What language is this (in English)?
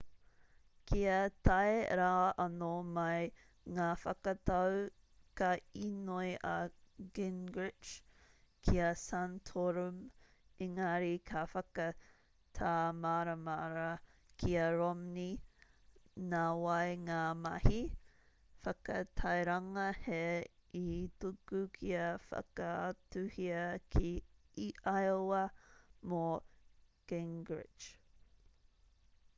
Māori